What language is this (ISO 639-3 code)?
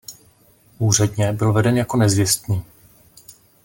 ces